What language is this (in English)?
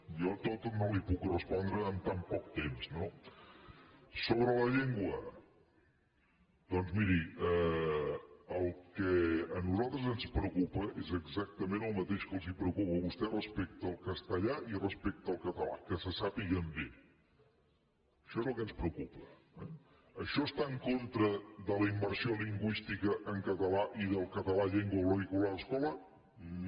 Catalan